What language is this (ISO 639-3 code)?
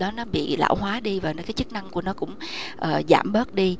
vie